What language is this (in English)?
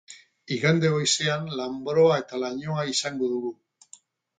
Basque